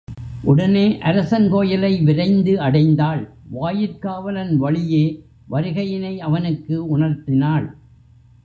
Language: Tamil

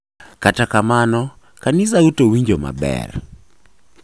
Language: Luo (Kenya and Tanzania)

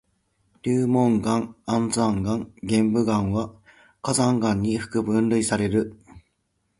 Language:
Japanese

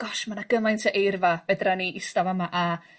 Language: Welsh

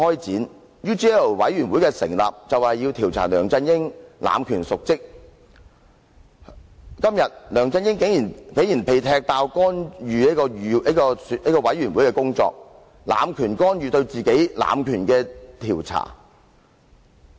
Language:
Cantonese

